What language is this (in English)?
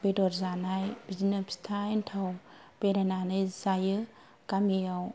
Bodo